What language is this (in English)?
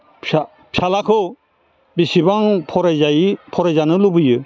Bodo